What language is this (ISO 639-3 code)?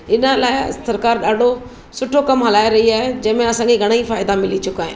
snd